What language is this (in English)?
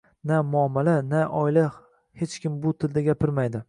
Uzbek